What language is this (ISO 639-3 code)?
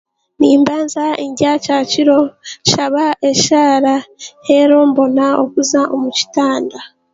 cgg